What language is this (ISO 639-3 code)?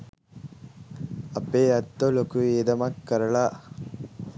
sin